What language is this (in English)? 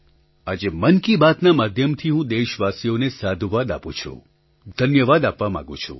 Gujarati